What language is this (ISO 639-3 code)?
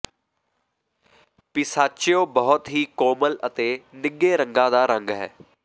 pan